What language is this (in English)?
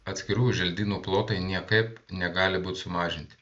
Lithuanian